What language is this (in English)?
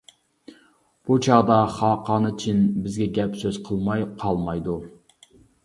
Uyghur